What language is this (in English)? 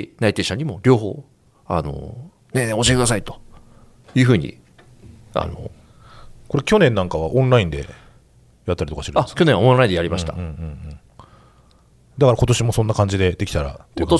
Japanese